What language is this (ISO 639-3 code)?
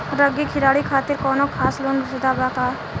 bho